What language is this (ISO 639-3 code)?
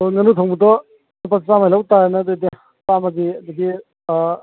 mni